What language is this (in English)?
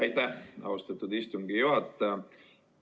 Estonian